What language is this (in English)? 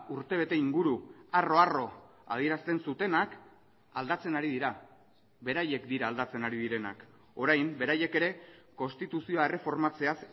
Basque